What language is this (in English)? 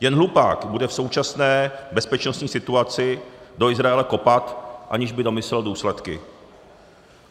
Czech